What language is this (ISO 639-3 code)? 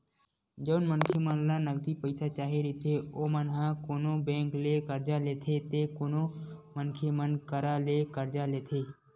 hne